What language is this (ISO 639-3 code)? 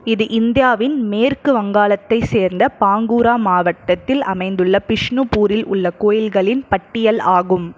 tam